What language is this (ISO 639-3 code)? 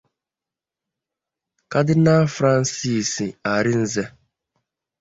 ibo